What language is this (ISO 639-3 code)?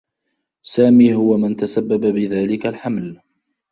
ara